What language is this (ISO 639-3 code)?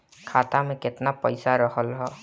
bho